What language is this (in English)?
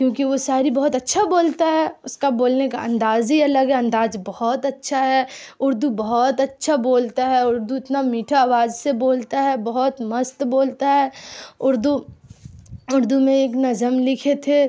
Urdu